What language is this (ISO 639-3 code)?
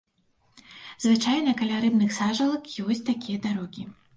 bel